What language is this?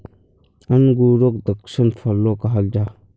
Magahi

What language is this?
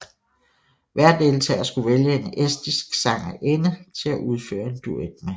Danish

